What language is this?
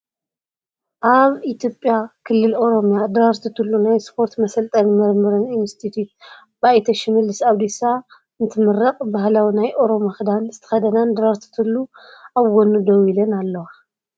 Tigrinya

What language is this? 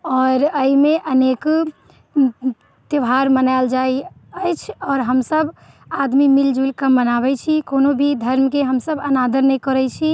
Maithili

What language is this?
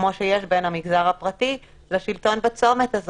Hebrew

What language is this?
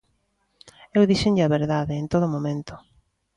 Galician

